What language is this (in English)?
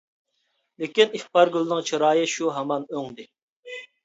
Uyghur